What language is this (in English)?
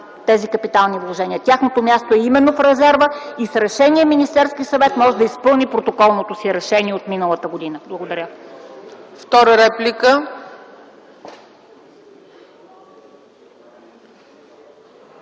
Bulgarian